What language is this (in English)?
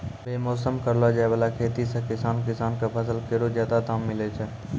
Maithili